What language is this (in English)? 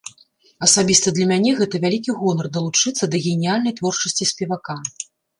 Belarusian